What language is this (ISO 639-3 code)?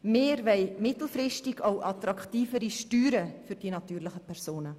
gsw